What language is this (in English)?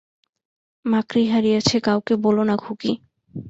Bangla